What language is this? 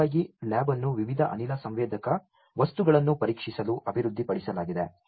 Kannada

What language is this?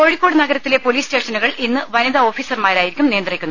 Malayalam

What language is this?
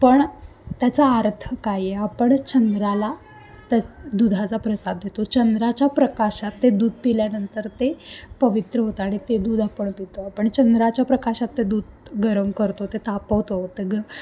Marathi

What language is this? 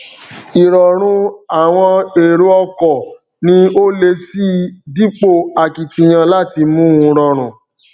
Yoruba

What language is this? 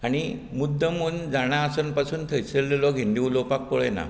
Konkani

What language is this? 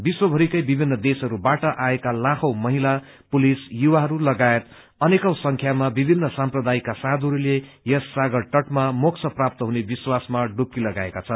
Nepali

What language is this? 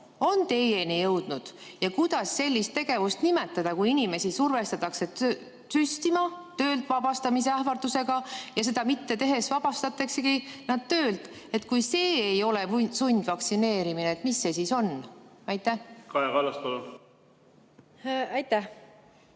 Estonian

